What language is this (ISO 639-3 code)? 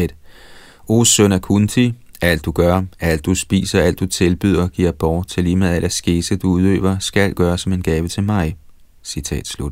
dan